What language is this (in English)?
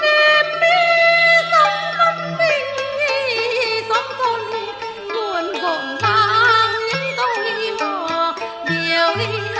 Vietnamese